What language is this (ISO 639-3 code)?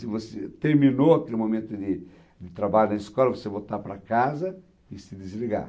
por